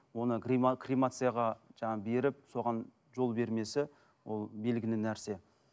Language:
Kazakh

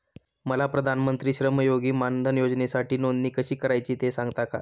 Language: Marathi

